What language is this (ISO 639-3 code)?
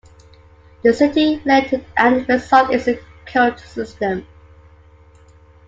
eng